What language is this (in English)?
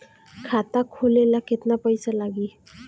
Bhojpuri